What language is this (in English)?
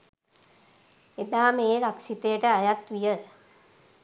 Sinhala